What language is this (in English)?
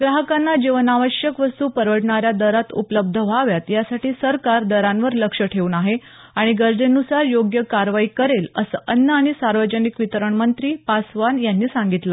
Marathi